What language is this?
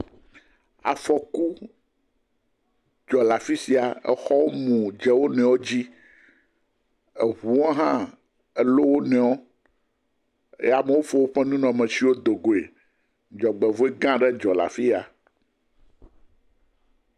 Ewe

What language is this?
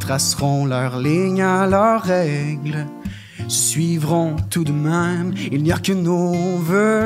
French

